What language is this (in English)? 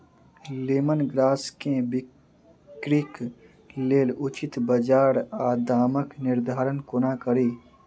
Maithili